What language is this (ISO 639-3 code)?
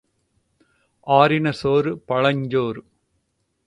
tam